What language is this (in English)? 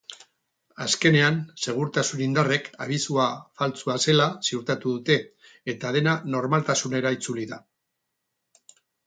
Basque